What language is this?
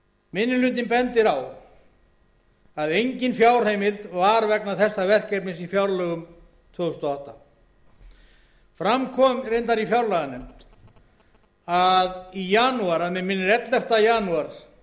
Icelandic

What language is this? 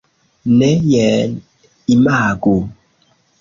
Esperanto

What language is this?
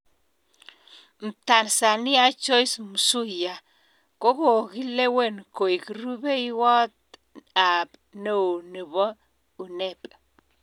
Kalenjin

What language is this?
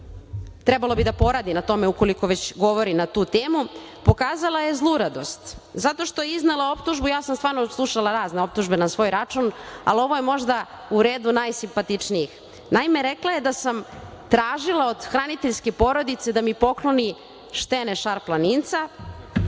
Serbian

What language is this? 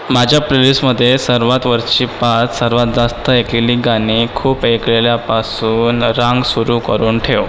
Marathi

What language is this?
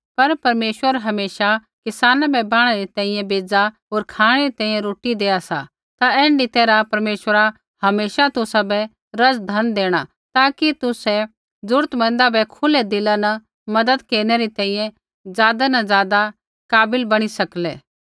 Kullu Pahari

